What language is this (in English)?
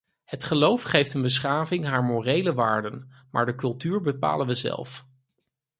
Dutch